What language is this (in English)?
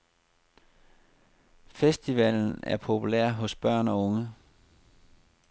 Danish